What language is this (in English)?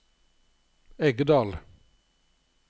Norwegian